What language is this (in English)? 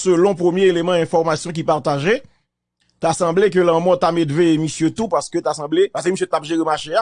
French